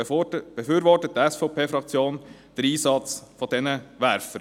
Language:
Swiss German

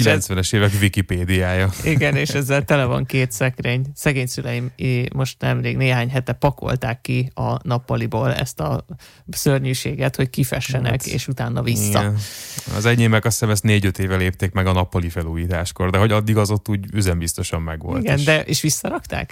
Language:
Hungarian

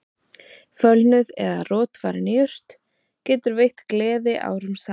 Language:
Icelandic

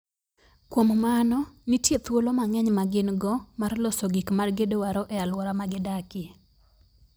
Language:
Luo (Kenya and Tanzania)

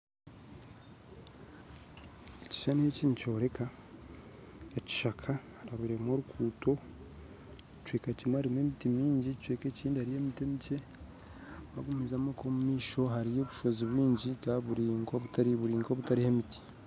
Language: Nyankole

